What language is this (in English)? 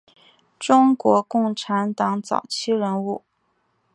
Chinese